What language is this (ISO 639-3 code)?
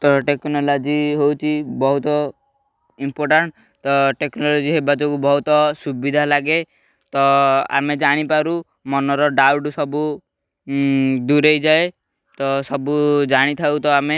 ori